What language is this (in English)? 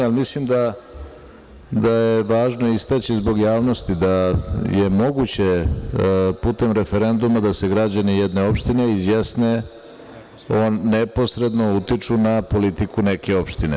Serbian